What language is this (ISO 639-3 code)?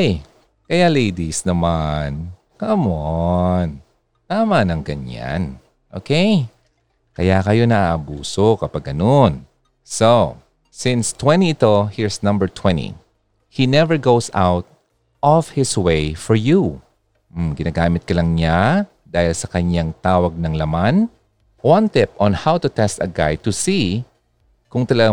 fil